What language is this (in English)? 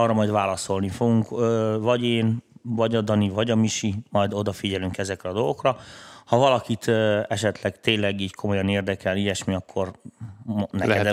Hungarian